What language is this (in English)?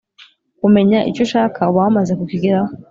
Kinyarwanda